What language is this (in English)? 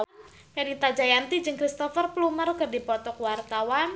Sundanese